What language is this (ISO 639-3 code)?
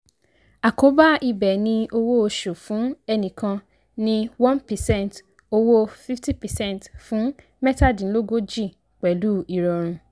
yor